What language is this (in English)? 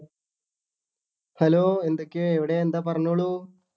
Malayalam